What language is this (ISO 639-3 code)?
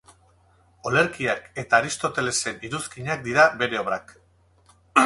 eus